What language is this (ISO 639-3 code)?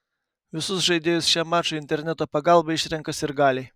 lit